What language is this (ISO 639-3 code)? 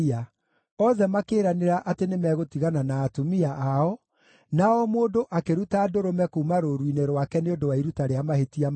kik